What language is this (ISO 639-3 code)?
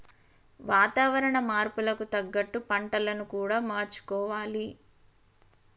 tel